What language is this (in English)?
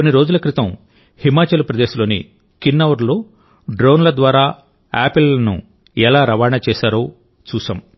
Telugu